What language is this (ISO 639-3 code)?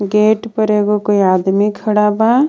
bho